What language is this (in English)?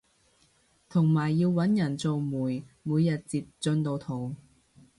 Cantonese